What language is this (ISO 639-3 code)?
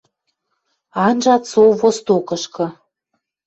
mrj